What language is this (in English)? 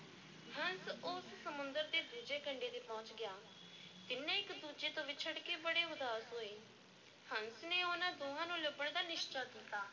Punjabi